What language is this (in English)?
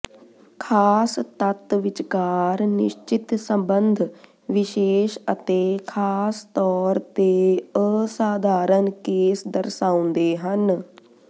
Punjabi